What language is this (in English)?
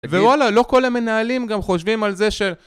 Hebrew